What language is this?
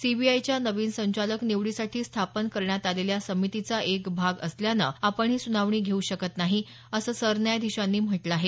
Marathi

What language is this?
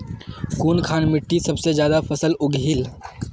Magahi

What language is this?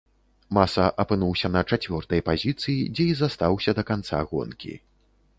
Belarusian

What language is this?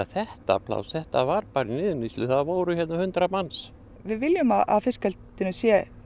Icelandic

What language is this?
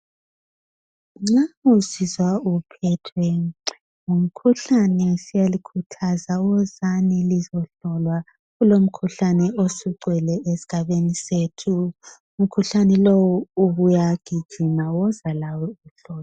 North Ndebele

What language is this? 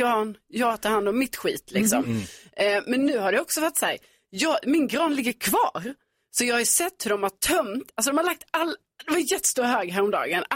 Swedish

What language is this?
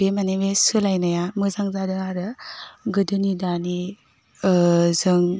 Bodo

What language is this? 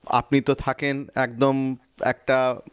Bangla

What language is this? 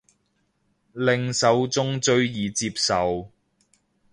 Cantonese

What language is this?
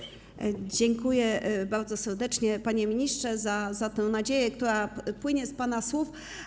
Polish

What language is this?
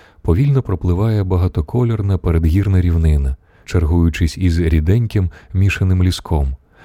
Ukrainian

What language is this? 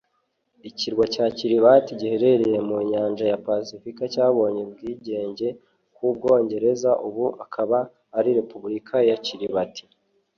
Kinyarwanda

